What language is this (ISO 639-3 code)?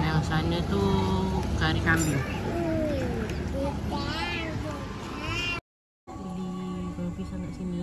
msa